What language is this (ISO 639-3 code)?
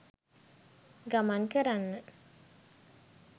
sin